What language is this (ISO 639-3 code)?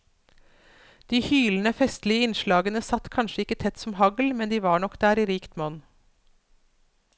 nor